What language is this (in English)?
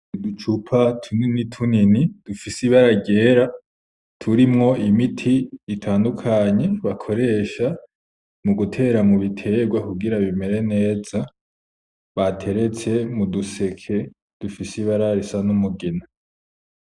Rundi